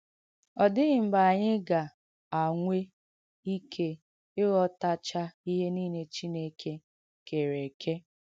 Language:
Igbo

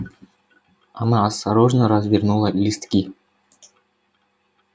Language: Russian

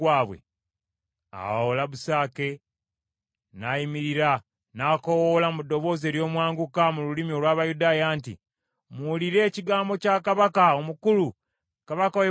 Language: Ganda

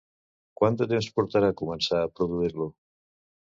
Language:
Catalan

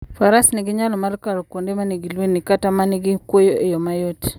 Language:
Luo (Kenya and Tanzania)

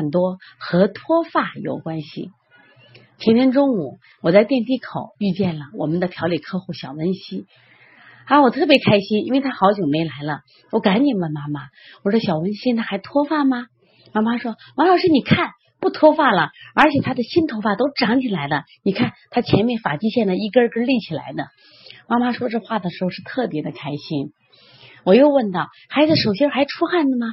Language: Chinese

